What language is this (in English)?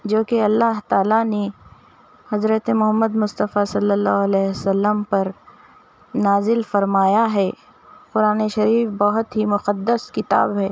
Urdu